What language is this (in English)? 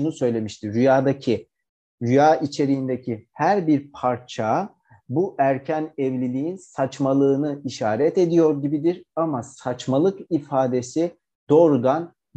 Turkish